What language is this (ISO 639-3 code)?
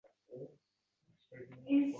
uzb